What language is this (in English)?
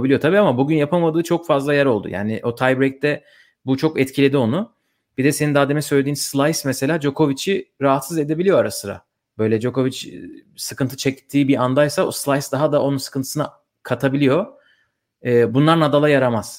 Turkish